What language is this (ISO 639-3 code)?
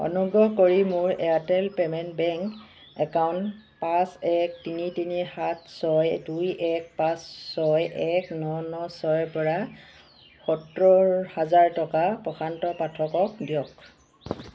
asm